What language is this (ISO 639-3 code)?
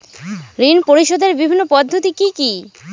ben